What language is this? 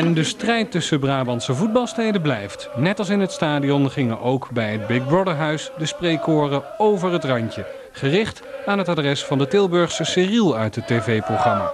Dutch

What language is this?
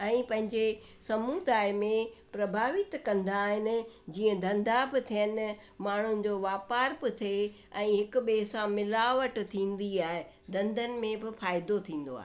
Sindhi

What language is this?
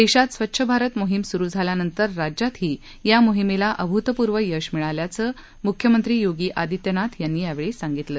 Marathi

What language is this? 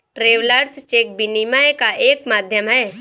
Hindi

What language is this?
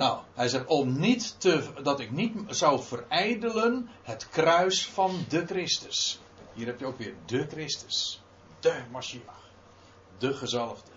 Dutch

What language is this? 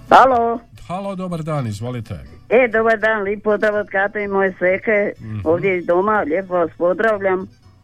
Croatian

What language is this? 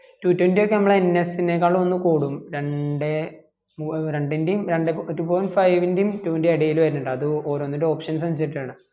Malayalam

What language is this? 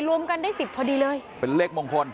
Thai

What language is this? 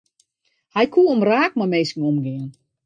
Western Frisian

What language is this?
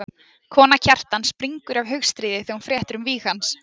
Icelandic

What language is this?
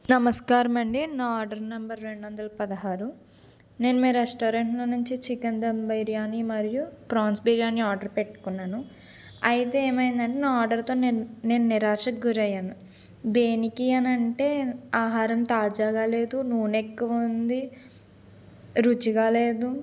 Telugu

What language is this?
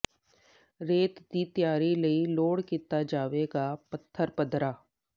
Punjabi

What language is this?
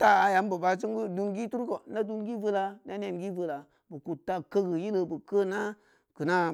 Samba Leko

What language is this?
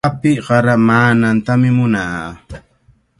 Cajatambo North Lima Quechua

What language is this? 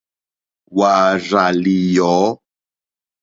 Mokpwe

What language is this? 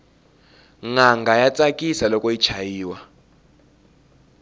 Tsonga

